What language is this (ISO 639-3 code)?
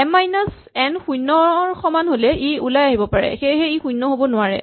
asm